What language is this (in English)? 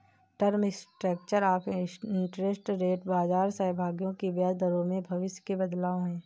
Hindi